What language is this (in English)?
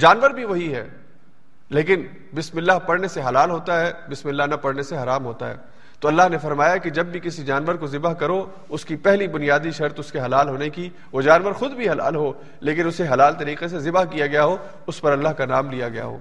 Urdu